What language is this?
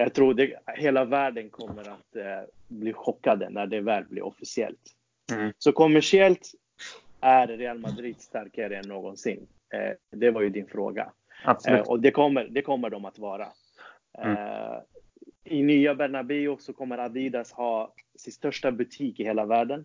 Swedish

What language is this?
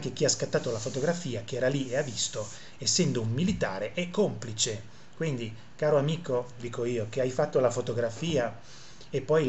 Italian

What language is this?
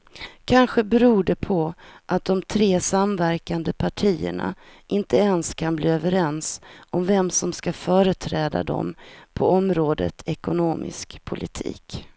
Swedish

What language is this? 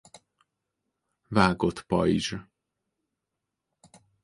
Hungarian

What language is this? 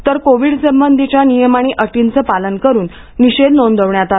Marathi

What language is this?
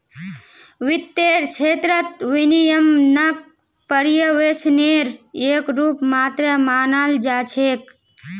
Magahi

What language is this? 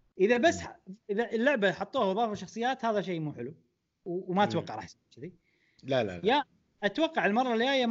Arabic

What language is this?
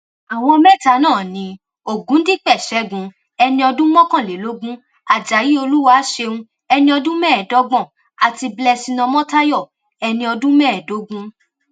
Yoruba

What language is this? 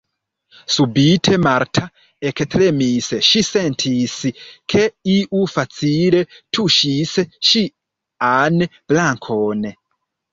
Esperanto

